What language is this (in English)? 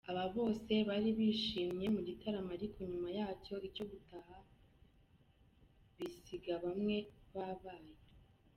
Kinyarwanda